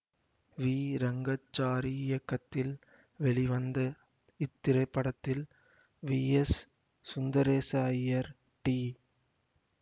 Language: Tamil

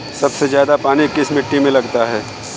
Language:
Hindi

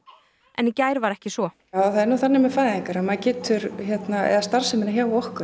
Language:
Icelandic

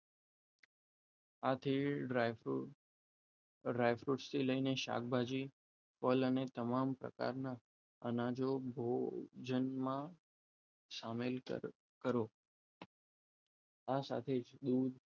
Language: Gujarati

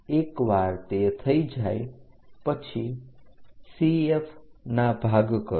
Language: Gujarati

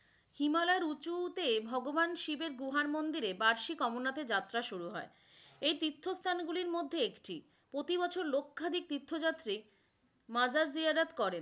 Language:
Bangla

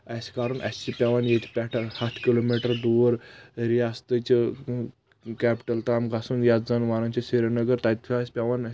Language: Kashmiri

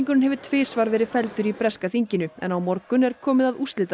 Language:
Icelandic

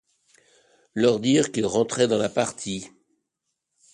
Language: French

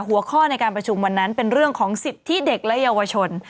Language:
Thai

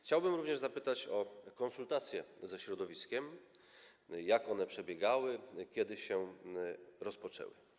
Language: Polish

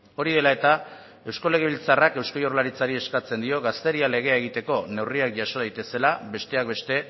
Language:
Basque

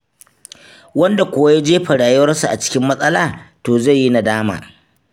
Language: Hausa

